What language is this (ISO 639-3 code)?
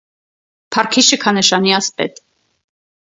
hye